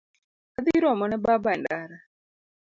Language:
Luo (Kenya and Tanzania)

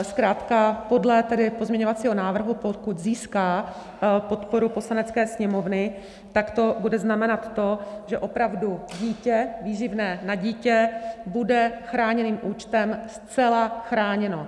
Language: Czech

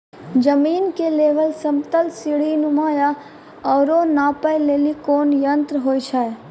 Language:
Maithili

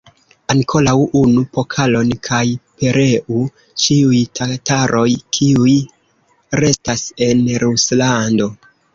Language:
Esperanto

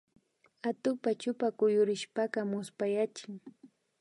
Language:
Imbabura Highland Quichua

